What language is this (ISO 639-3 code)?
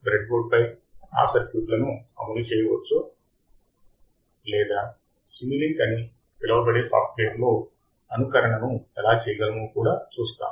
tel